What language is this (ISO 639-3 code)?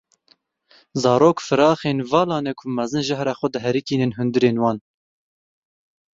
kur